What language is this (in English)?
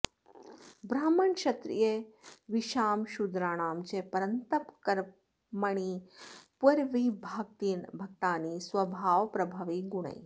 Sanskrit